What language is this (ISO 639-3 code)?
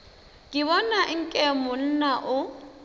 nso